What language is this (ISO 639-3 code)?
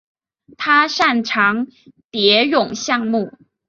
zho